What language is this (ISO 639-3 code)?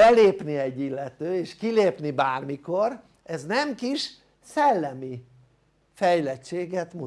hun